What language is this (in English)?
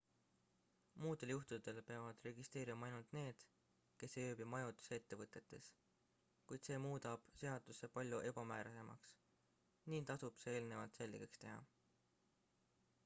Estonian